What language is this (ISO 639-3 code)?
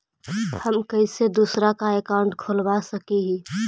mag